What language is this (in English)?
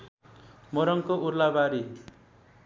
Nepali